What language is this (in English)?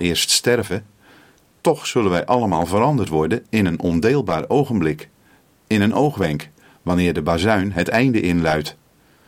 Dutch